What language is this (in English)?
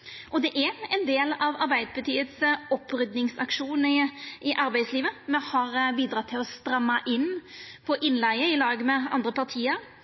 Norwegian Nynorsk